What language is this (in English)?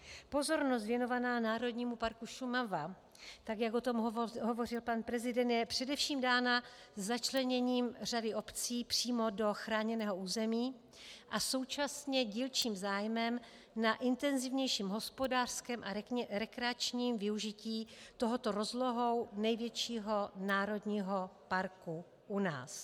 Czech